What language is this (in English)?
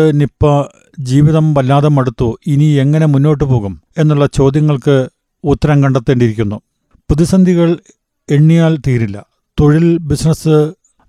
Malayalam